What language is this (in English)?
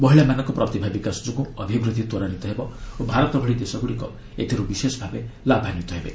Odia